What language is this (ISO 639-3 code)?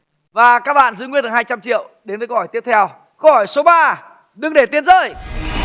vie